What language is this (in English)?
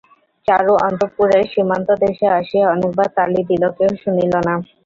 Bangla